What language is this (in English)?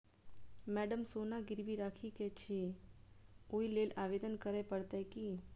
Maithili